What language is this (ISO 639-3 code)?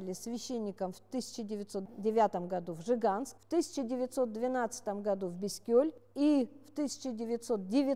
rus